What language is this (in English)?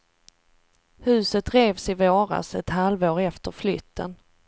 Swedish